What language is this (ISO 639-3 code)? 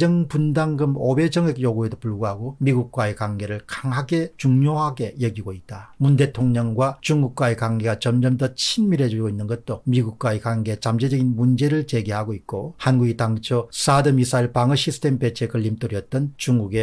kor